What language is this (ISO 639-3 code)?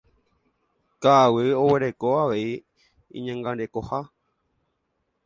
grn